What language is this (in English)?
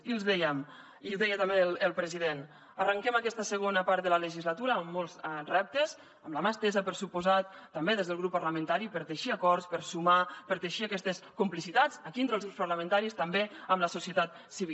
Catalan